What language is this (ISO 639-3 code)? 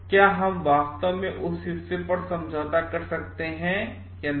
hin